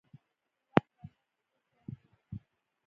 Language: Pashto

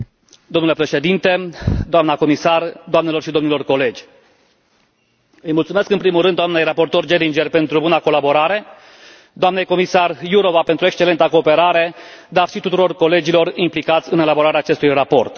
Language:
Romanian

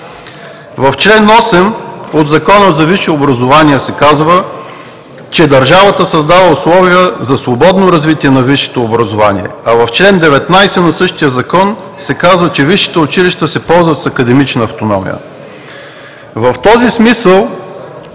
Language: Bulgarian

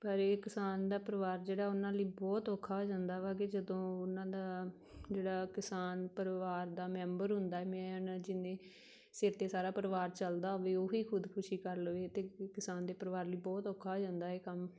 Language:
Punjabi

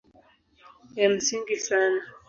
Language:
Swahili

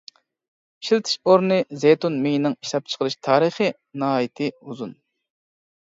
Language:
Uyghur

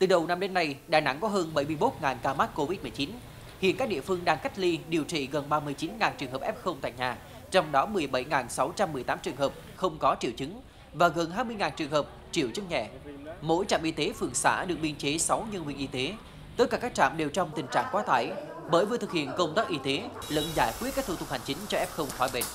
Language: Vietnamese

